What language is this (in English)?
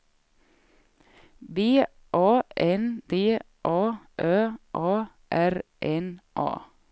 Swedish